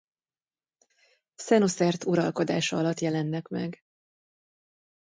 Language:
Hungarian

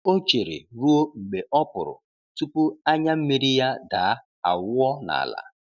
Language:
Igbo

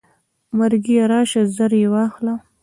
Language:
Pashto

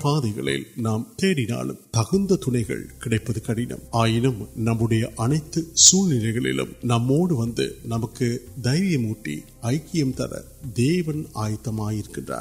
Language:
Urdu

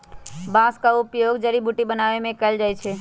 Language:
Magahi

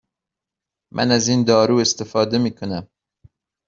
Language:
Persian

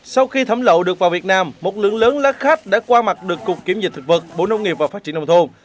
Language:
Vietnamese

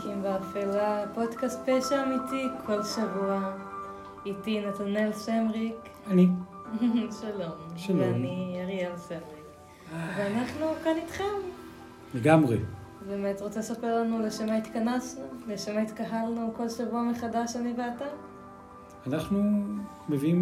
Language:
Hebrew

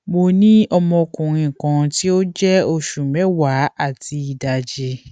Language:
Yoruba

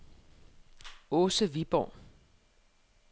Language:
Danish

